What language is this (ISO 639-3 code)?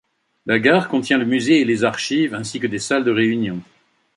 fra